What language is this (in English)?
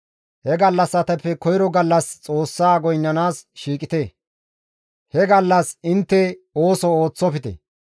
Gamo